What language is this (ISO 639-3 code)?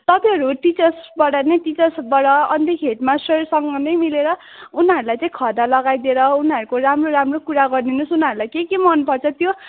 nep